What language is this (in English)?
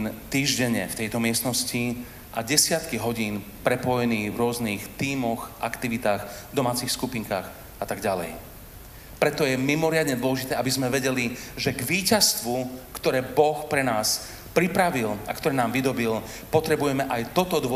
Slovak